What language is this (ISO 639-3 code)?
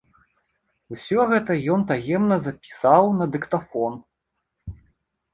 bel